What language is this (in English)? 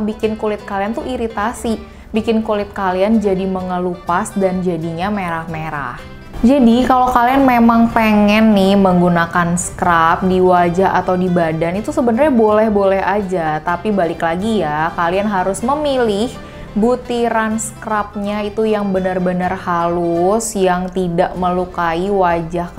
Indonesian